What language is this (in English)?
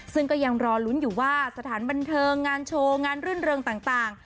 Thai